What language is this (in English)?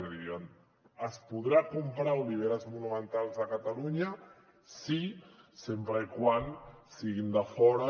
Catalan